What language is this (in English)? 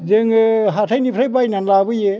Bodo